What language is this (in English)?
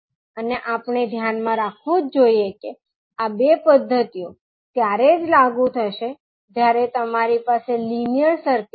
Gujarati